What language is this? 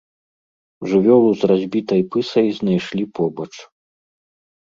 Belarusian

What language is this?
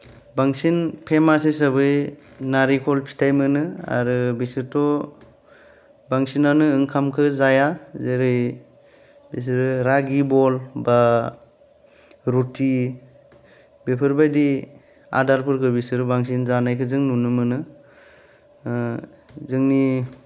Bodo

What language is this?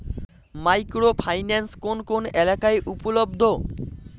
Bangla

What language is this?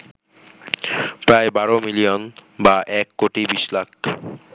Bangla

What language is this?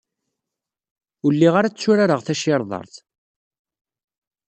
Kabyle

